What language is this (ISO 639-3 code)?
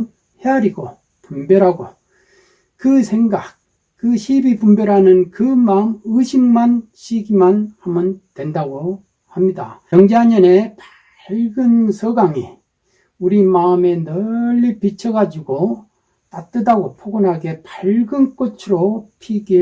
kor